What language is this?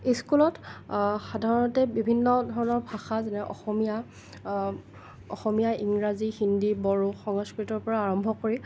Assamese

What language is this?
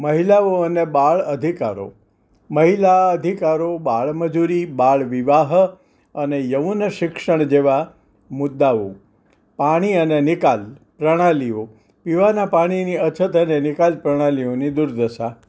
Gujarati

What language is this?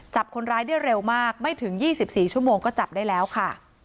Thai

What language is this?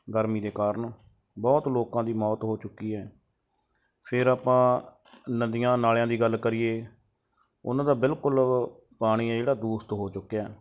Punjabi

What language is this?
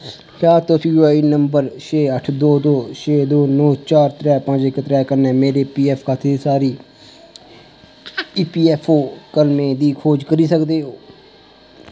Dogri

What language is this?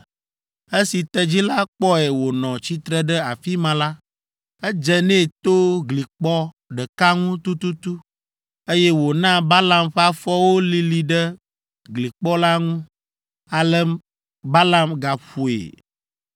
Ewe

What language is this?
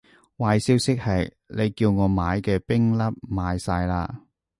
Cantonese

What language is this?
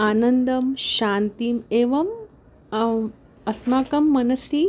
Sanskrit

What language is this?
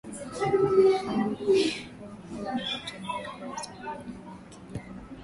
Swahili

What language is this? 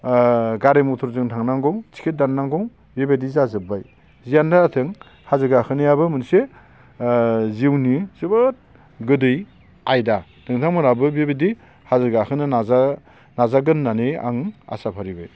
Bodo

